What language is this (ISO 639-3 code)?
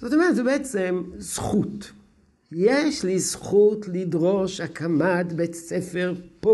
heb